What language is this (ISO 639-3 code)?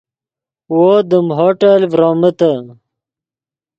ydg